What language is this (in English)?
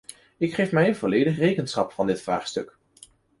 Dutch